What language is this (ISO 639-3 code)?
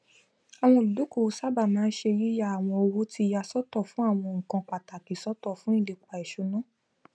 yor